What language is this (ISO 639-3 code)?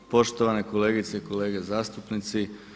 hrv